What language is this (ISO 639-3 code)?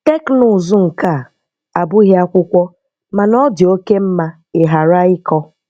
ibo